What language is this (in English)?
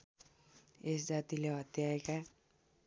Nepali